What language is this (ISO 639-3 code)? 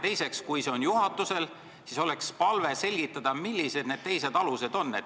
est